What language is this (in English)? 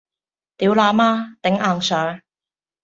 Cantonese